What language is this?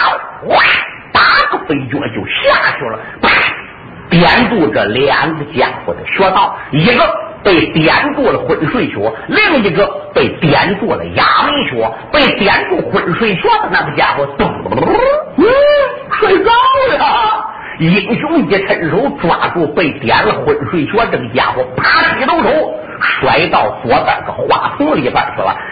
Chinese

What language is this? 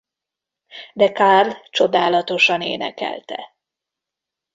Hungarian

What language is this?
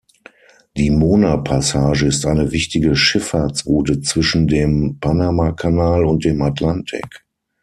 German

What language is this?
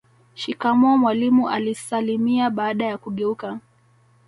Swahili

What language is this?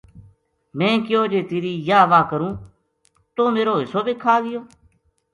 Gujari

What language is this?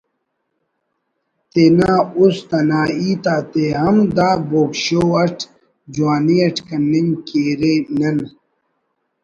Brahui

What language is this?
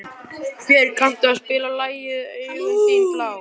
Icelandic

